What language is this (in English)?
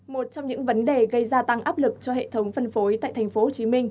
Vietnamese